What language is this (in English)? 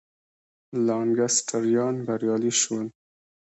Pashto